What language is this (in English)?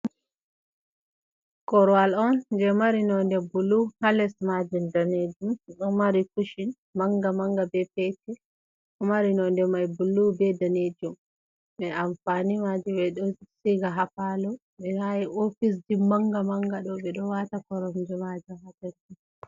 Fula